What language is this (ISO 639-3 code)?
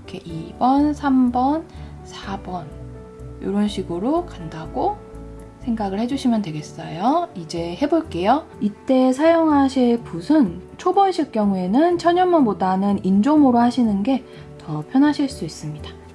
kor